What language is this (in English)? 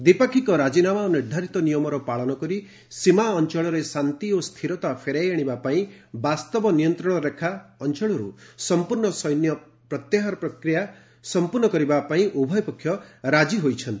Odia